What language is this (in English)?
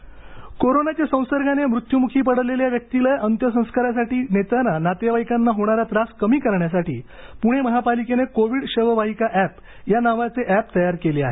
Marathi